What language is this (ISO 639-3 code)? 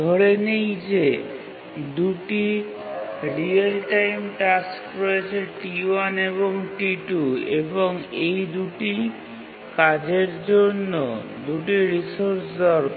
ben